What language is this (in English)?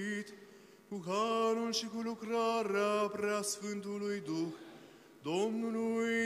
Romanian